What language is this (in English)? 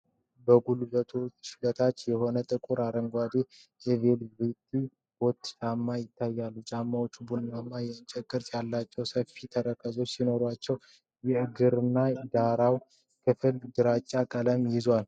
Amharic